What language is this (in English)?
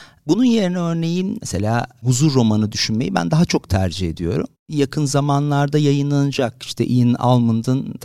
Turkish